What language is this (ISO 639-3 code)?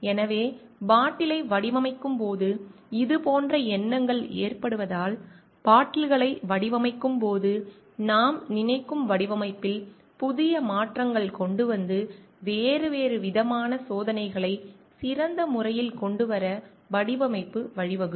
tam